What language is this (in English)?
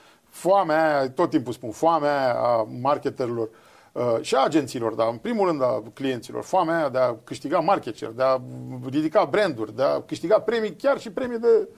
Romanian